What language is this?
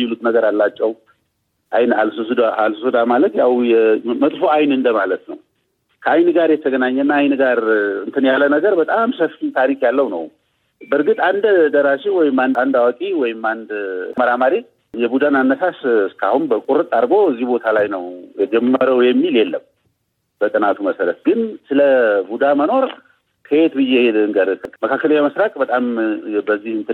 Amharic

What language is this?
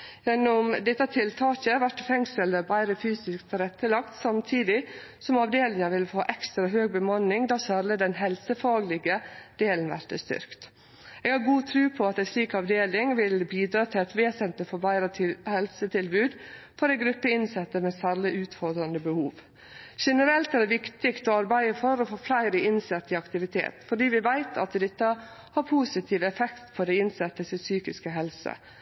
Norwegian Nynorsk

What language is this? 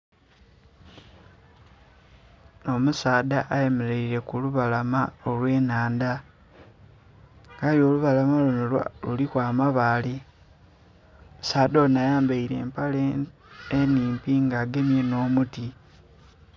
Soga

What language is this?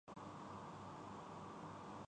Urdu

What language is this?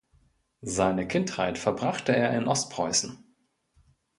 German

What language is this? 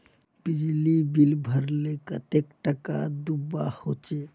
Magahi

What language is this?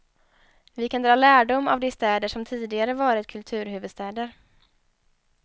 Swedish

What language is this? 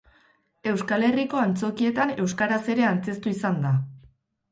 Basque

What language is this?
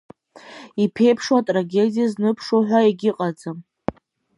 Abkhazian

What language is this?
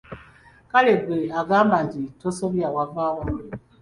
Ganda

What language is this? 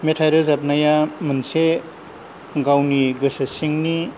Bodo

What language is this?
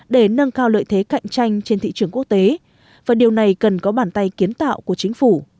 Vietnamese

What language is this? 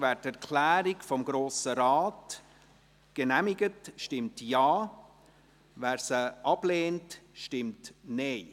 Swiss German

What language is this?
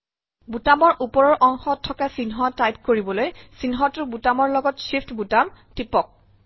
Assamese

